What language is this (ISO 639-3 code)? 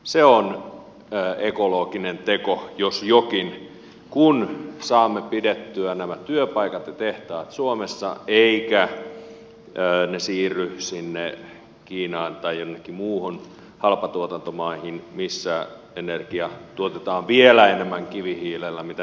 fin